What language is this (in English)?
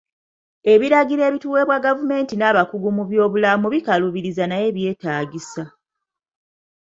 Ganda